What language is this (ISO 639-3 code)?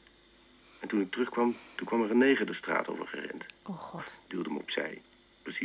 nld